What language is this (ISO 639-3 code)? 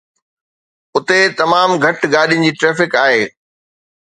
snd